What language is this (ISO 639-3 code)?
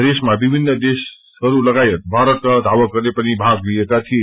nep